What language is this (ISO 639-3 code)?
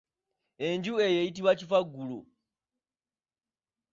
lug